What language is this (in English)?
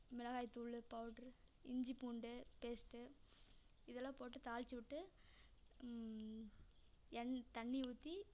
Tamil